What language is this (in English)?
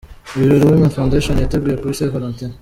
Kinyarwanda